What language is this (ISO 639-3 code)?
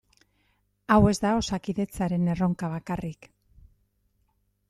eus